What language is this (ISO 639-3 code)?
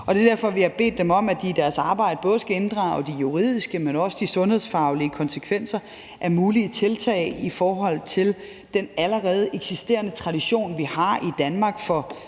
dan